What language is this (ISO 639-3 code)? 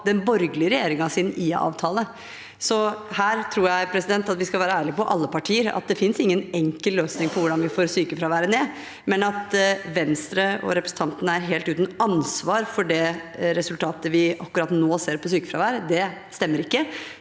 nor